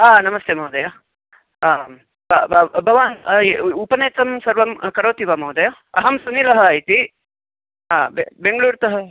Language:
Sanskrit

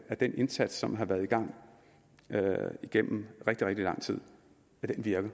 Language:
Danish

